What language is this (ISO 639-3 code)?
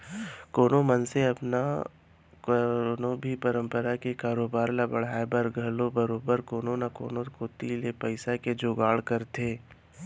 hne